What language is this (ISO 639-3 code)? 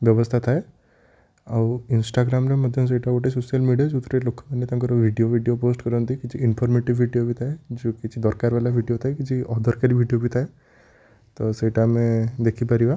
ori